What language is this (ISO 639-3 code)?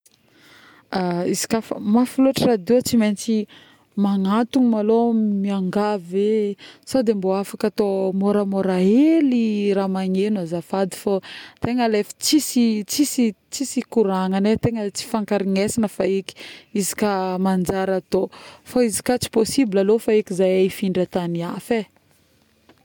bmm